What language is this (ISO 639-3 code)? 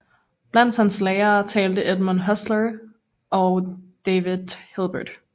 dan